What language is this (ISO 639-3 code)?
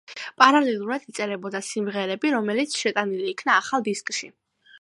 kat